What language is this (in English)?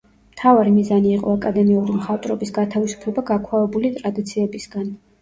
Georgian